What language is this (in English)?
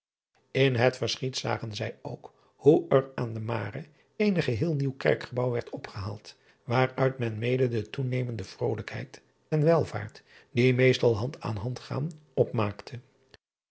Dutch